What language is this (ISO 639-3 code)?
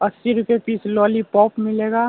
urd